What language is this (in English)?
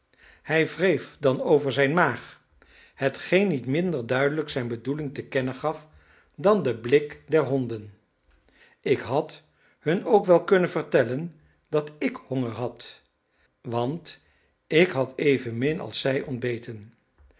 Dutch